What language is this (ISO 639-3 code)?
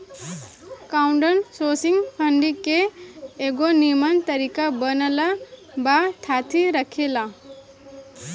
bho